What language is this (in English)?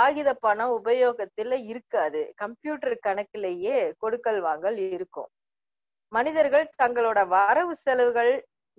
Portuguese